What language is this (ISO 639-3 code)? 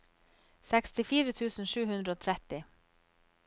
nor